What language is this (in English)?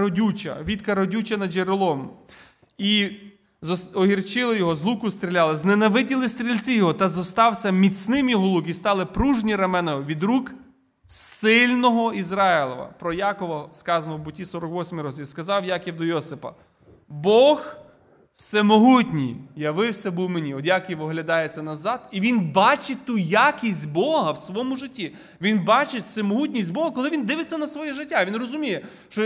Ukrainian